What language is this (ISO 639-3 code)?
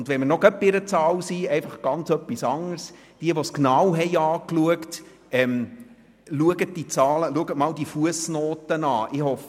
gsw